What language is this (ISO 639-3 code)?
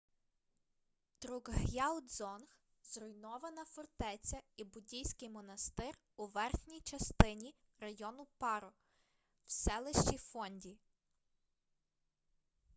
ukr